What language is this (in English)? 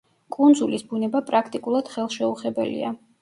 Georgian